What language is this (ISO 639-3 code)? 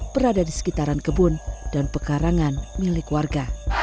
ind